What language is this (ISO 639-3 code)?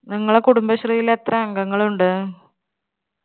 mal